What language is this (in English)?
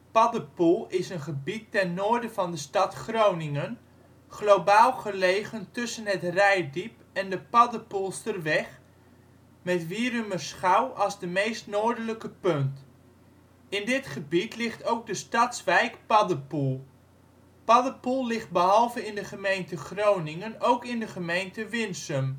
Dutch